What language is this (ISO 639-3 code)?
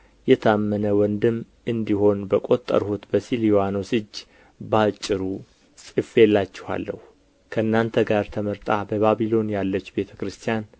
amh